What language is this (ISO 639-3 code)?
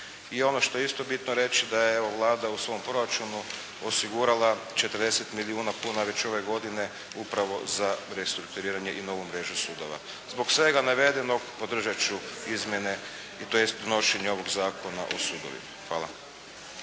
hrv